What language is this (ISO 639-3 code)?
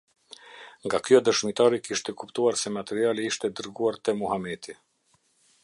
sqi